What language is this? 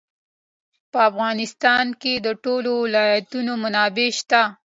Pashto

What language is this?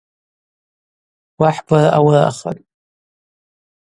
Abaza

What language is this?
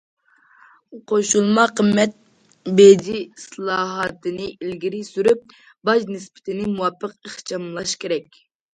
Uyghur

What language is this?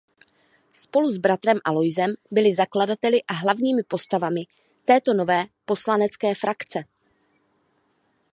Czech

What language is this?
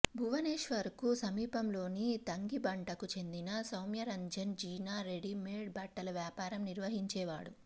Telugu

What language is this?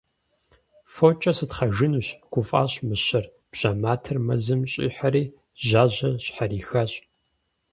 Kabardian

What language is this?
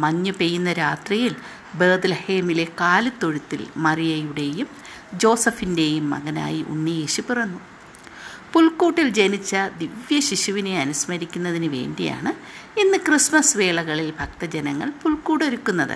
Malayalam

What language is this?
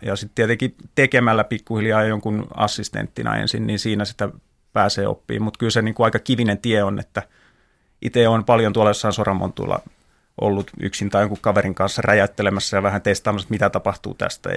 Finnish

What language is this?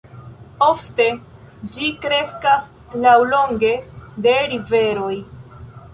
Esperanto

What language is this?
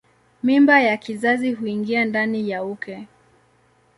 Swahili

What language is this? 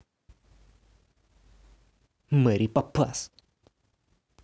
Russian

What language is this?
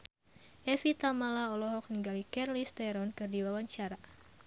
Sundanese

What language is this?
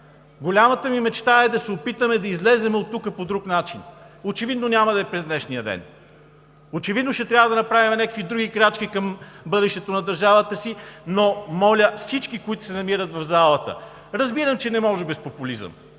Bulgarian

